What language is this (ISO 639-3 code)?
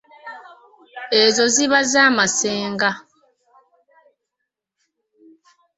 lug